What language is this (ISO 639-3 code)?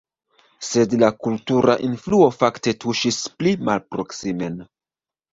epo